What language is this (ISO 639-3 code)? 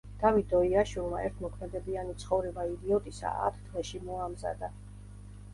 kat